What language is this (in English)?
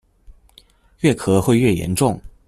Chinese